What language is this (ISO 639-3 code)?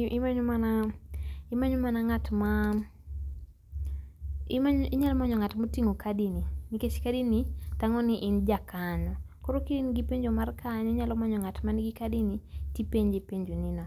luo